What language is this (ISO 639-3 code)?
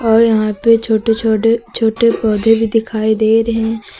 hin